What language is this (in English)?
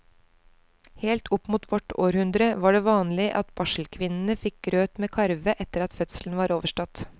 Norwegian